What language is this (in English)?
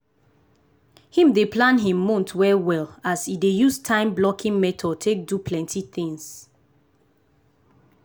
Nigerian Pidgin